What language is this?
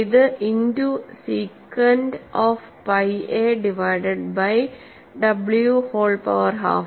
Malayalam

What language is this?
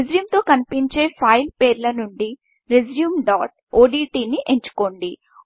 Telugu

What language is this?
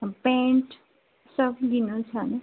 Nepali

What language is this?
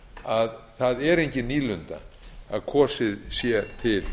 Icelandic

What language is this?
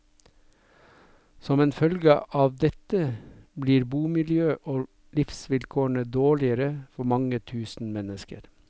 Norwegian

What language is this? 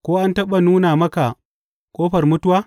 Hausa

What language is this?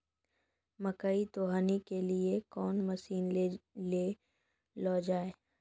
Maithili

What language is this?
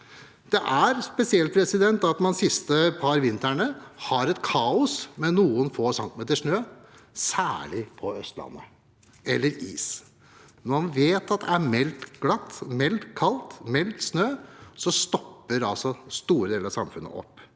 Norwegian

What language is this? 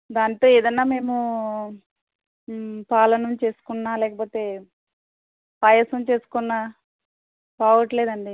Telugu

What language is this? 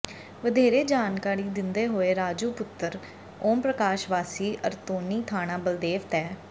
Punjabi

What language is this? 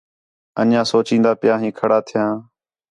Khetrani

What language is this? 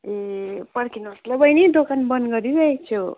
Nepali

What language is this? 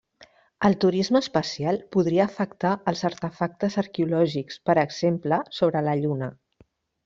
Catalan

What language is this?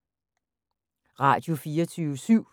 Danish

